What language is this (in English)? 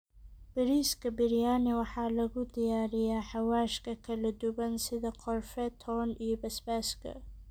Somali